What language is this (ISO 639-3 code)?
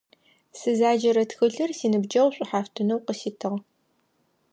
ady